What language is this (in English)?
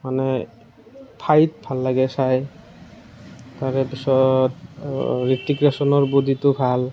Assamese